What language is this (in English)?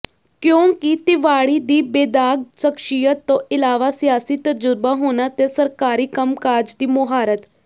Punjabi